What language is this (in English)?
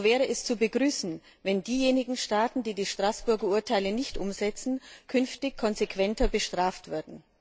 German